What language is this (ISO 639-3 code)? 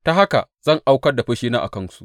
hau